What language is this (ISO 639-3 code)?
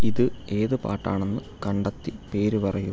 mal